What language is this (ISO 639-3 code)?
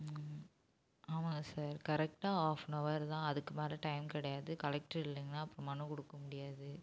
tam